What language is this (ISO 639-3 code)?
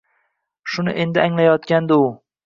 uzb